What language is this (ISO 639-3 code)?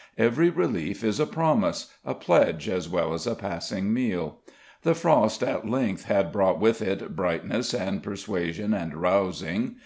eng